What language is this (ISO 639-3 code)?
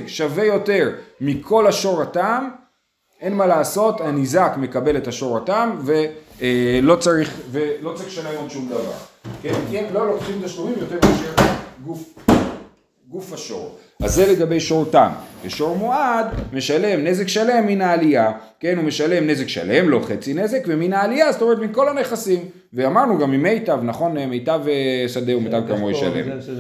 heb